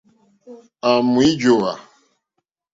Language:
Mokpwe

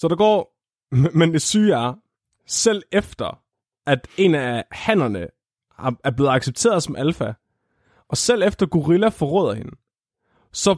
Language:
Danish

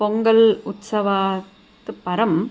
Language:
Sanskrit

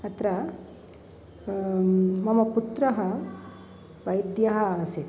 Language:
Sanskrit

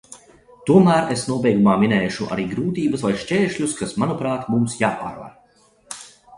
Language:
Latvian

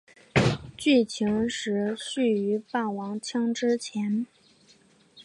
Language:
Chinese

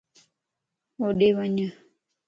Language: Lasi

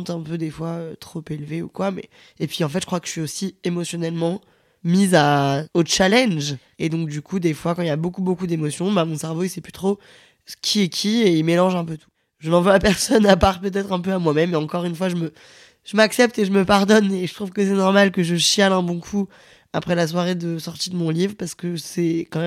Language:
French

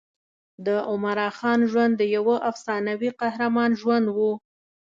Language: Pashto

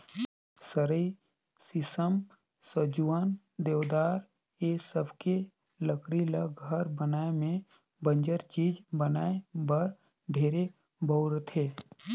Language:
Chhattisgarhi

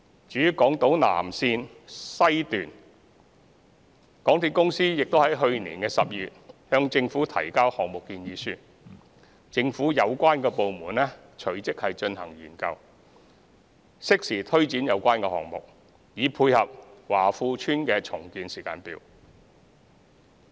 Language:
Cantonese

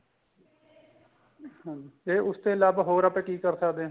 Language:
Punjabi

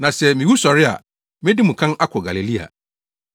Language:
Akan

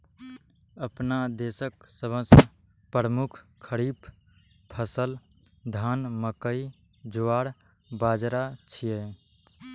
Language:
Maithili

